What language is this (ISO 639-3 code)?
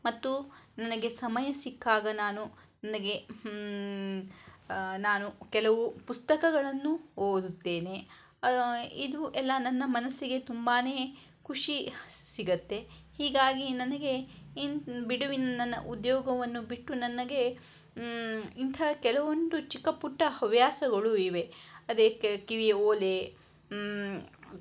kan